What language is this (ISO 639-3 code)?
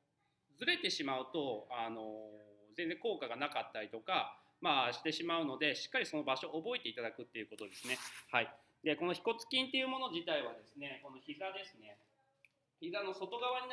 jpn